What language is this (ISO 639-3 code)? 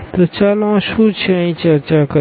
guj